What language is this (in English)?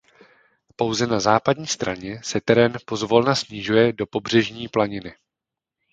Czech